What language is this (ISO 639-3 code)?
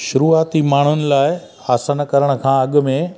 snd